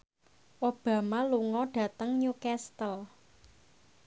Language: Javanese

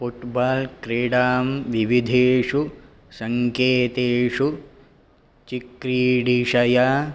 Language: Sanskrit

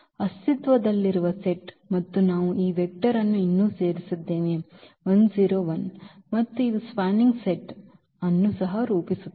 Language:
Kannada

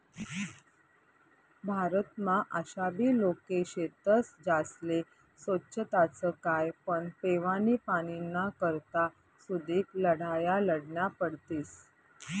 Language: Marathi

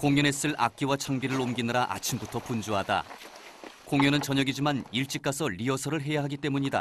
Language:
Korean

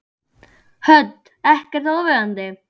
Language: Icelandic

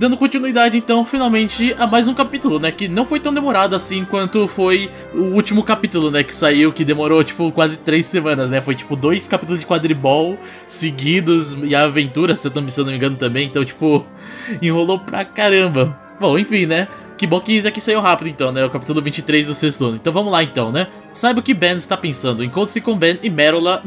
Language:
Portuguese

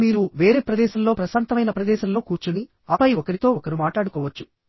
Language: Telugu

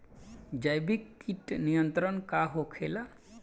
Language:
Bhojpuri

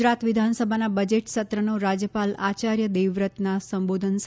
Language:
Gujarati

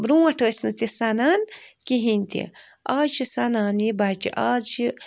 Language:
Kashmiri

